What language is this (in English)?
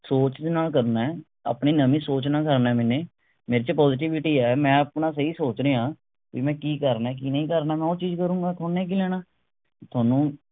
Punjabi